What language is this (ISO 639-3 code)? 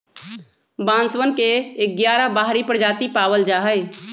mag